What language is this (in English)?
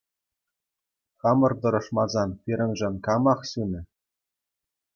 Chuvash